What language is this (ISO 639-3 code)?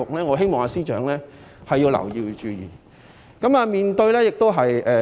yue